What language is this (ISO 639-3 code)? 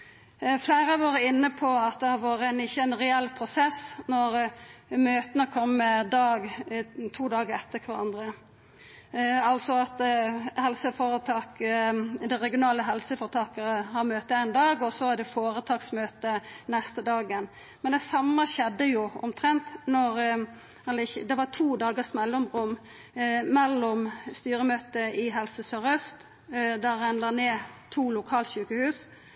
nno